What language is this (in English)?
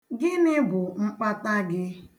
Igbo